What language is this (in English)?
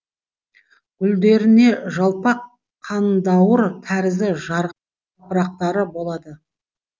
Kazakh